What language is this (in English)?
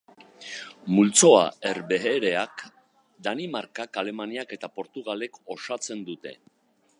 Basque